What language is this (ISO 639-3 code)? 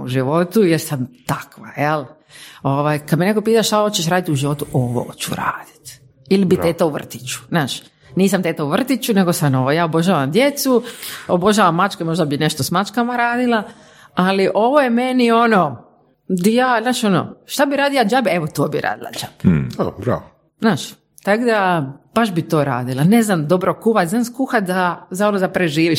hrv